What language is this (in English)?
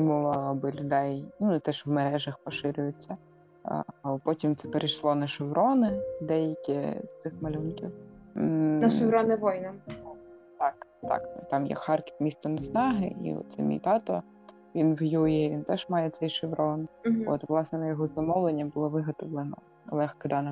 Ukrainian